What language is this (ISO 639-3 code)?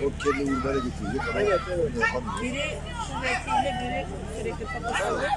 tur